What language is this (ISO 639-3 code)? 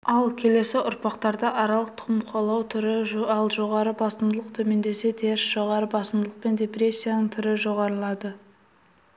kaz